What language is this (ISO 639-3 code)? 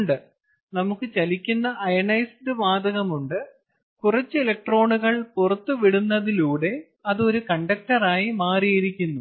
mal